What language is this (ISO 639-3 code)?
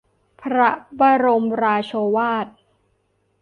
tha